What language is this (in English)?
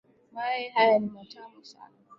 Swahili